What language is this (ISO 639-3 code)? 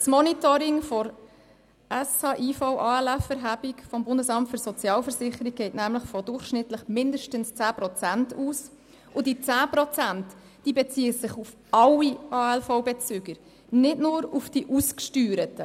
gsw